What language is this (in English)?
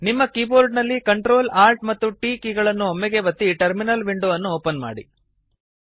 Kannada